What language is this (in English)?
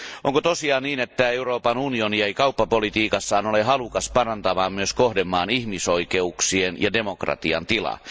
Finnish